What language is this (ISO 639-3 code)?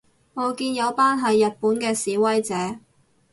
yue